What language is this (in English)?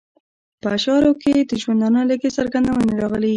Pashto